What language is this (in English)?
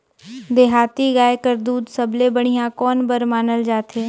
Chhattisgarhi